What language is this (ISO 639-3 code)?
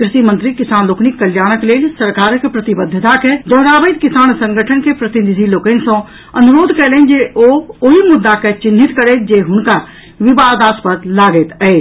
mai